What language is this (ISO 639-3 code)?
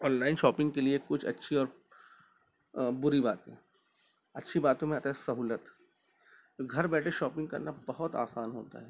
urd